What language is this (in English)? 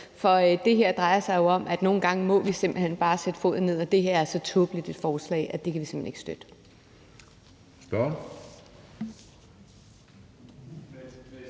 Danish